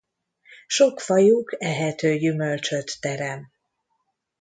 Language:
Hungarian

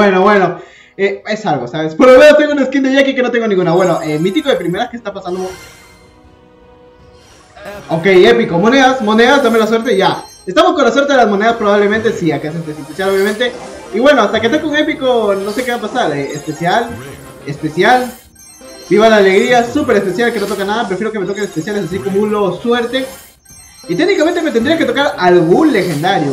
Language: Spanish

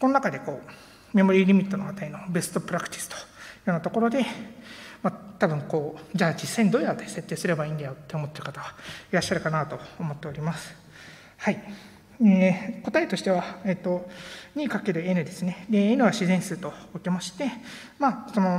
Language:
Japanese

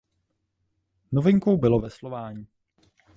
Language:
Czech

